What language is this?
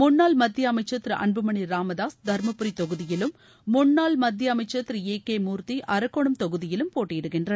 Tamil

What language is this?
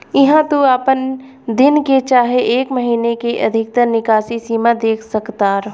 Bhojpuri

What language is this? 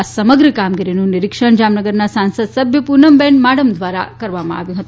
Gujarati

